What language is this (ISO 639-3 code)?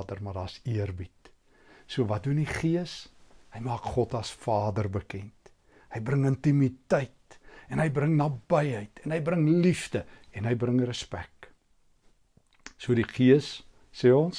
nld